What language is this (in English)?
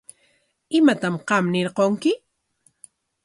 Corongo Ancash Quechua